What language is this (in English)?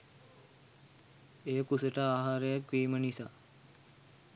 Sinhala